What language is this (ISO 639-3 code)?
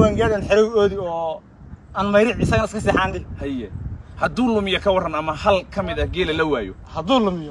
ara